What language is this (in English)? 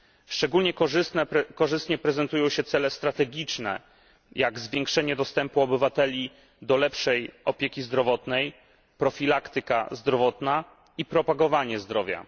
Polish